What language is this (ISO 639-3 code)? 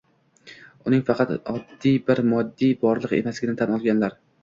uzb